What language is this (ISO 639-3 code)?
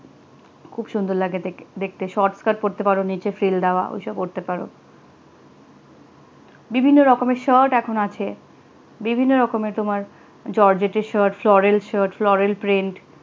ben